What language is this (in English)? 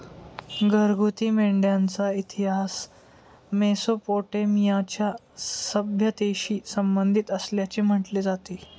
Marathi